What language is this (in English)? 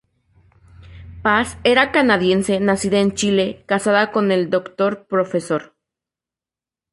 Spanish